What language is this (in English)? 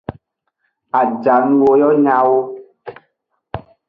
Aja (Benin)